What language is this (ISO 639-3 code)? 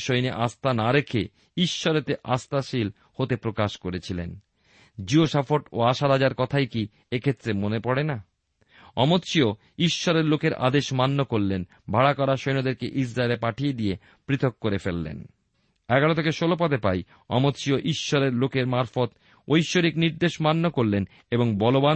ben